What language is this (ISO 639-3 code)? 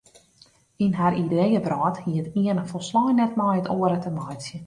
fry